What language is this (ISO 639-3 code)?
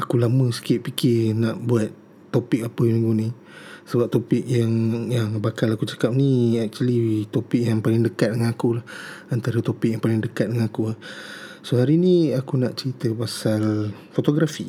msa